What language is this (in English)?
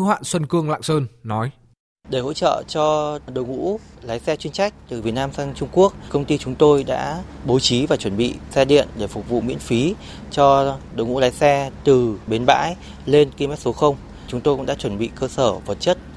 Vietnamese